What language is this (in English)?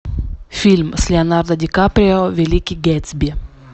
Russian